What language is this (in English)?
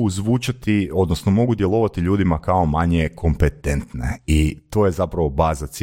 Croatian